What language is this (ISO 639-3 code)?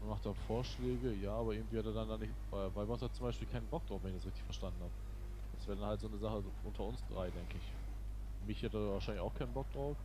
deu